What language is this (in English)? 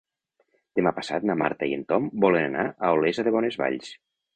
Catalan